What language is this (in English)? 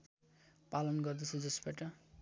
Nepali